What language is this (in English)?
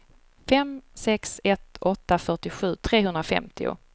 Swedish